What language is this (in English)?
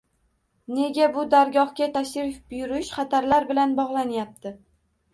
Uzbek